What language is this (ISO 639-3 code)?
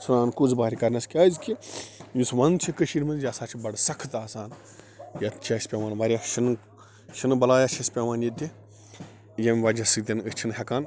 kas